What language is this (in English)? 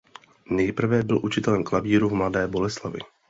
Czech